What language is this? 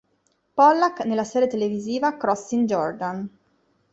Italian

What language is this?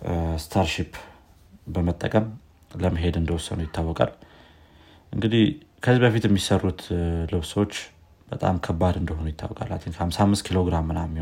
Amharic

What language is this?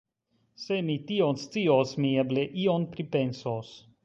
Esperanto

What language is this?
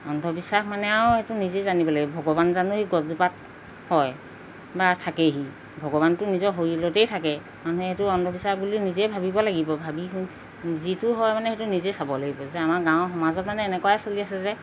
Assamese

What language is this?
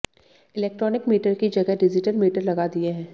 Hindi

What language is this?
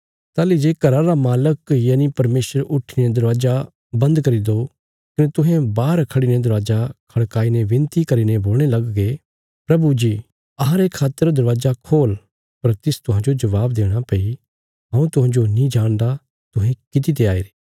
Bilaspuri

